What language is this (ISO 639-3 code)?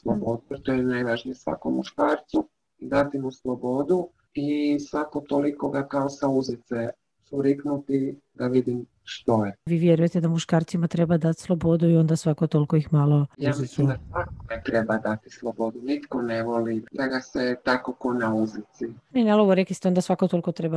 hrv